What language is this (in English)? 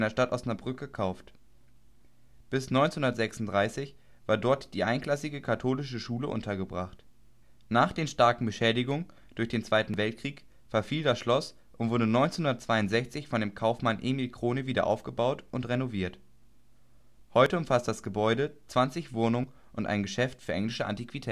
German